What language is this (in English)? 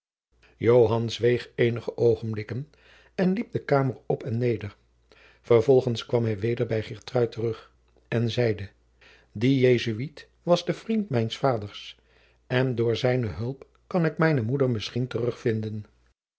Dutch